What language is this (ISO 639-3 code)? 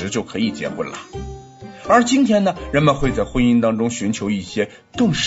zho